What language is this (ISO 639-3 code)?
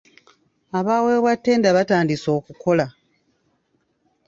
lug